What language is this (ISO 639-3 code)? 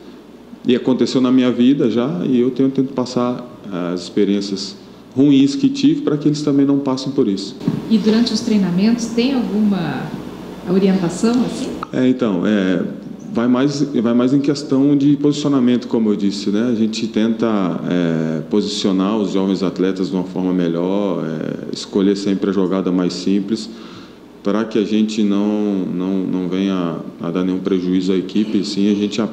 por